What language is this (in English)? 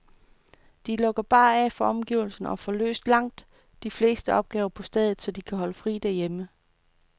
Danish